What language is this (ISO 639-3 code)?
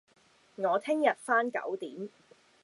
yue